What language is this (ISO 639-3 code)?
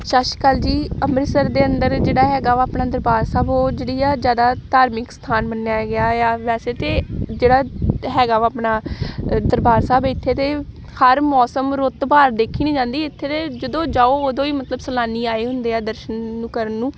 pan